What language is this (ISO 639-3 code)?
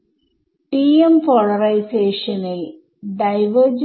mal